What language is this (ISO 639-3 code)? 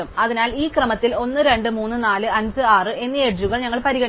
mal